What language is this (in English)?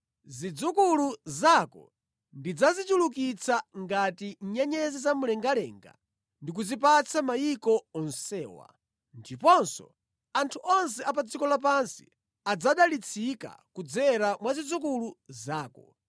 Nyanja